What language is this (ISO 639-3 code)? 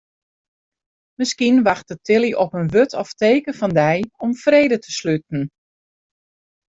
fry